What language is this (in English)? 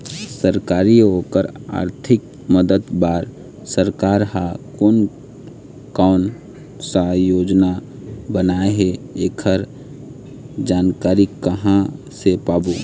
Chhattisgarhi